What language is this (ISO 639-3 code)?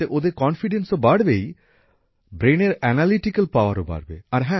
ben